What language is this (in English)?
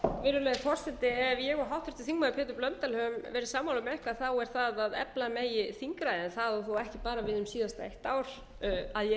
Icelandic